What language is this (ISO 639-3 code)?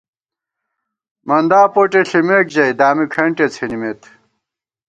gwt